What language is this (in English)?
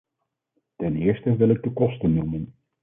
Dutch